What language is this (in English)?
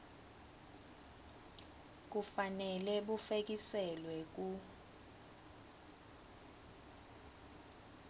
Swati